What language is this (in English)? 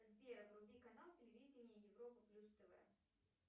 Russian